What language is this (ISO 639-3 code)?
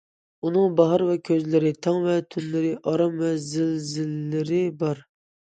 uig